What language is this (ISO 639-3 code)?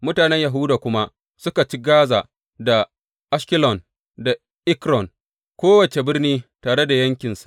hau